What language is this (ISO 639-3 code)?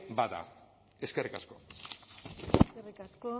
eus